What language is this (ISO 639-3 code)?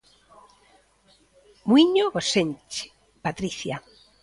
glg